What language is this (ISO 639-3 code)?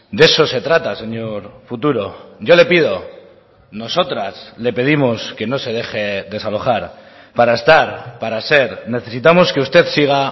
spa